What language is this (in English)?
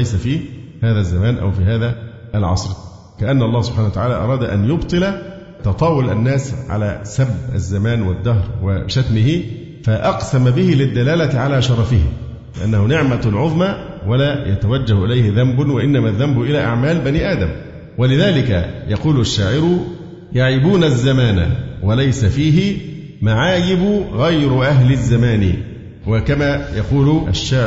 Arabic